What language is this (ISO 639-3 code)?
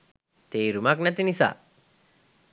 sin